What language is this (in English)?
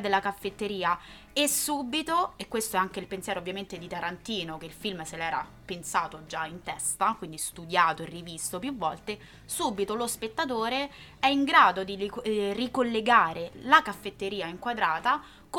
Italian